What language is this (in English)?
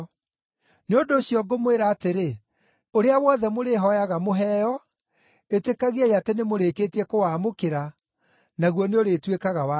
Kikuyu